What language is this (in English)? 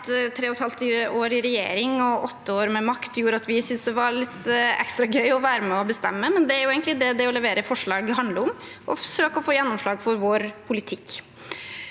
Norwegian